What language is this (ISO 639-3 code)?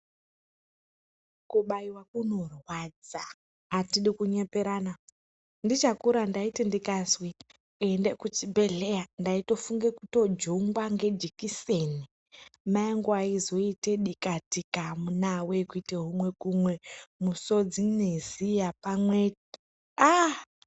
ndc